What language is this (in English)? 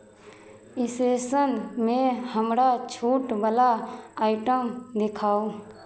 Maithili